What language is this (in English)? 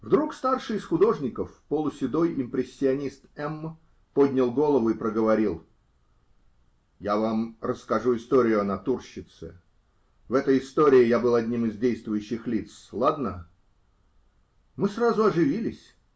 Russian